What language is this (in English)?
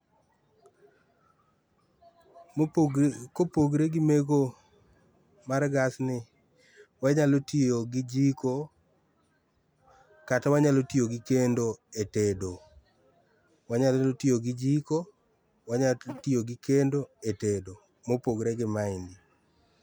Luo (Kenya and Tanzania)